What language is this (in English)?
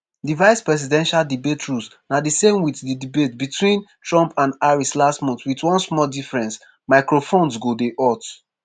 Nigerian Pidgin